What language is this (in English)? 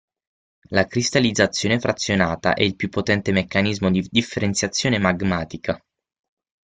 Italian